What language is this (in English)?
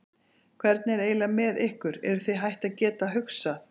Icelandic